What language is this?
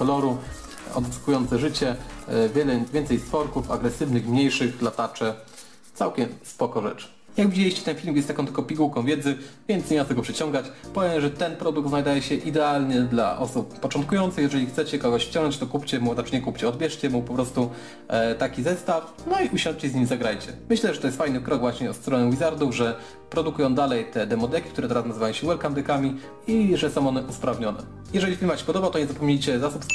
Polish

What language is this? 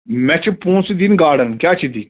Kashmiri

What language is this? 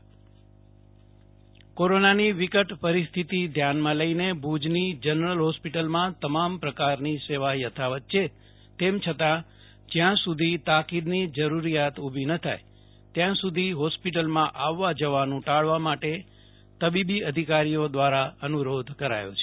Gujarati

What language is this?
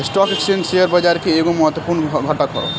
Bhojpuri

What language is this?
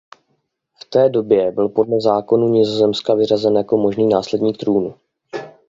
Czech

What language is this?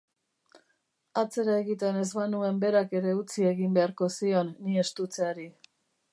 Basque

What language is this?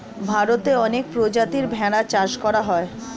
Bangla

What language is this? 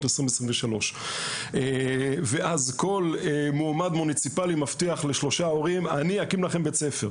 Hebrew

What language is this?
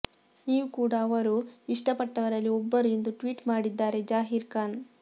Kannada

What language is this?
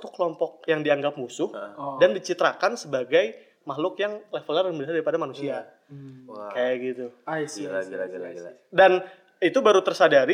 Indonesian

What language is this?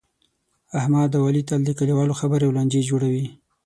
Pashto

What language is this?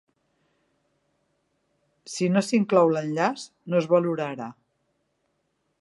Catalan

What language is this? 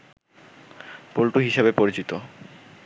Bangla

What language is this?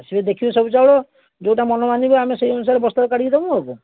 Odia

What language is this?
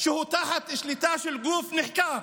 Hebrew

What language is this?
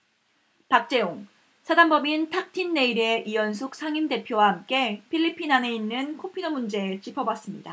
Korean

